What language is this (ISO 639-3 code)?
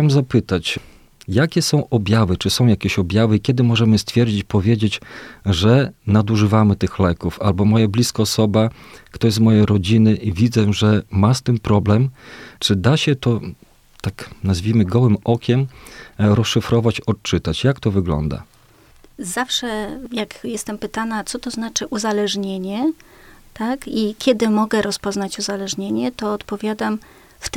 pol